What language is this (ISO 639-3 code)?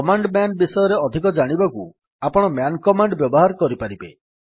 ori